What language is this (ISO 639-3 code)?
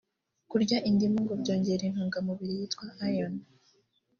kin